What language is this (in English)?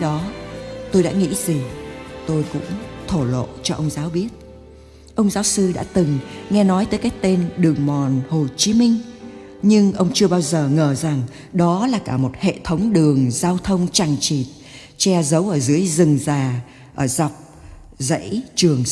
Vietnamese